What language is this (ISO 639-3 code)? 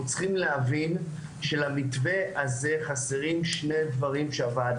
heb